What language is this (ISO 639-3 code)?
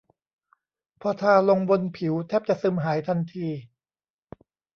tha